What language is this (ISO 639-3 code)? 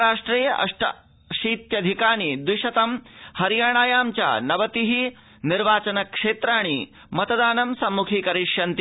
san